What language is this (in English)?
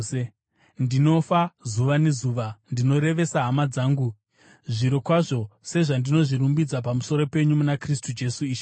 Shona